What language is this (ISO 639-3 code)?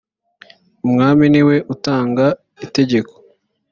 kin